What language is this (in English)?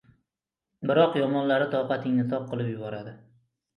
Uzbek